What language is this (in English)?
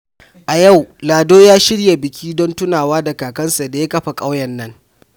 Hausa